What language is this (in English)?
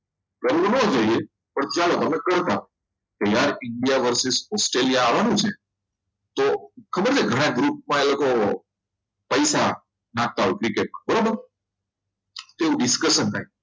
Gujarati